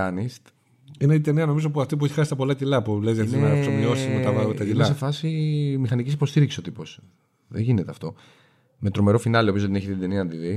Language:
Greek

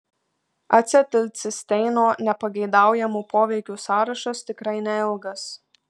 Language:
Lithuanian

